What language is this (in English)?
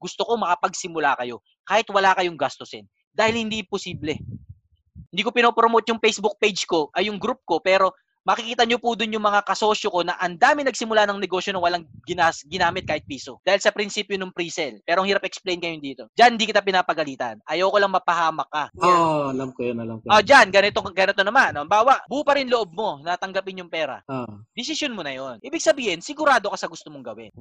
Filipino